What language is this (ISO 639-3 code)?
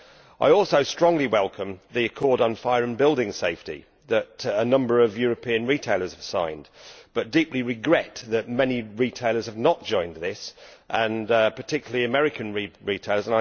eng